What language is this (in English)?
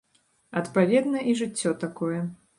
Belarusian